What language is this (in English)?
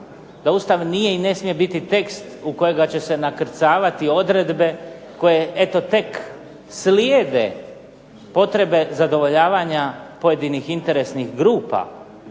Croatian